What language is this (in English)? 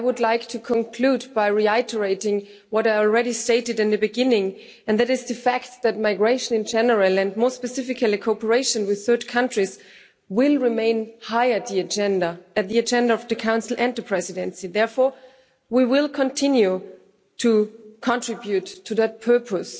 English